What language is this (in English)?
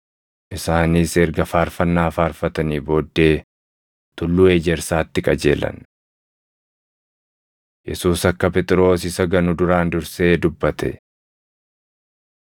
Oromo